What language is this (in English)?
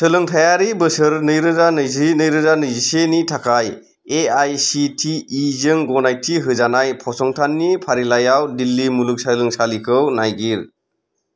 Bodo